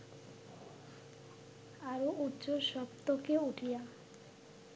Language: Bangla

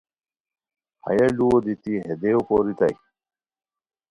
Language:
Khowar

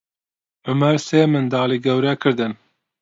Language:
Central Kurdish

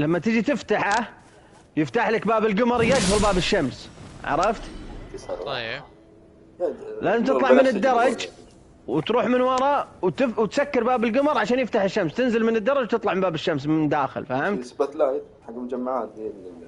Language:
Arabic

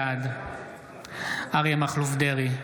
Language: Hebrew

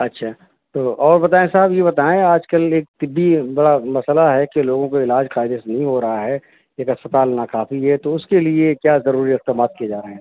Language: Urdu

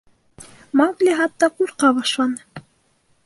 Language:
Bashkir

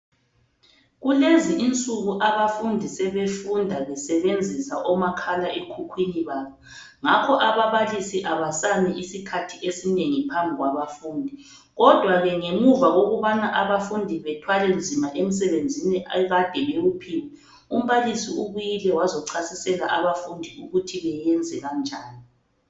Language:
North Ndebele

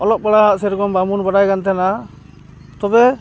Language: Santali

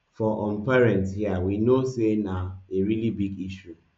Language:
Nigerian Pidgin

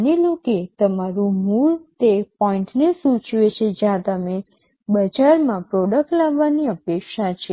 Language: Gujarati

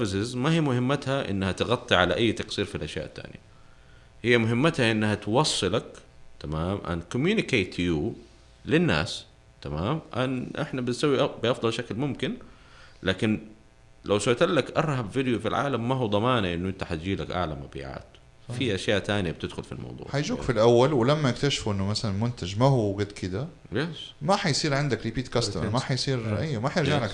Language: Arabic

